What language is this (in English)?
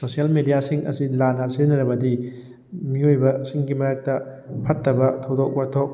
Manipuri